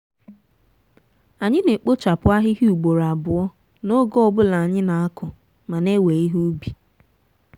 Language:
Igbo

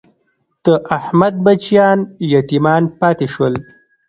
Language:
Pashto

